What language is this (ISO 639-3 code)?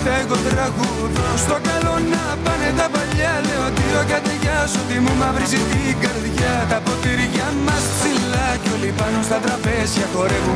ell